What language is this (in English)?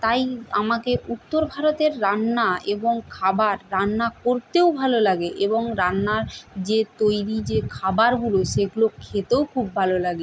Bangla